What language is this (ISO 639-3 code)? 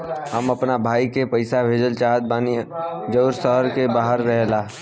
bho